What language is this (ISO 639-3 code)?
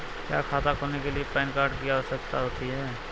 hin